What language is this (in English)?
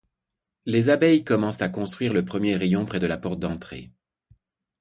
French